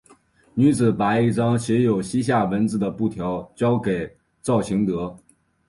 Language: Chinese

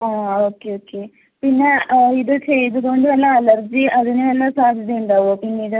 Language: Malayalam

